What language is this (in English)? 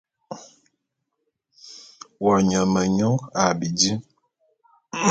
Bulu